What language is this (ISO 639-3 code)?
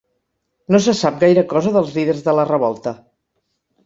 cat